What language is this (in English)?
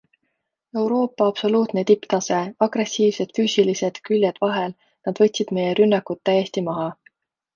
Estonian